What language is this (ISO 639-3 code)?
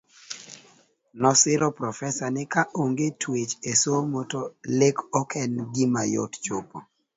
luo